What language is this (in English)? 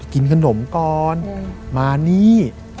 Thai